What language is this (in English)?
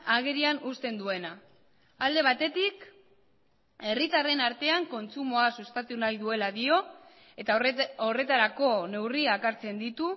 Basque